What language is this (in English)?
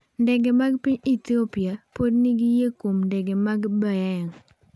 Luo (Kenya and Tanzania)